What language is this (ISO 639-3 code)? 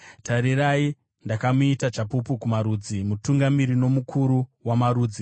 sna